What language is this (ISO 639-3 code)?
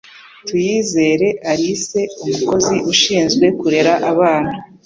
kin